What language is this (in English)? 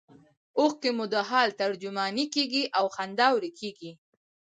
Pashto